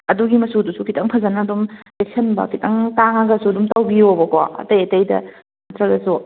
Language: Manipuri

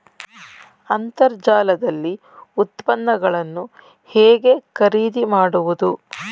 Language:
Kannada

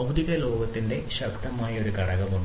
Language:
Malayalam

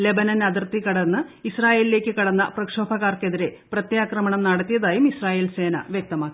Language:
Malayalam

